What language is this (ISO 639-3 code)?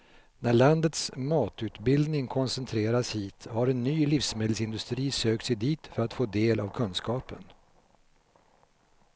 swe